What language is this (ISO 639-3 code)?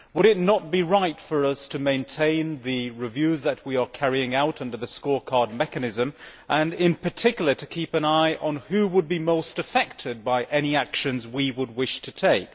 eng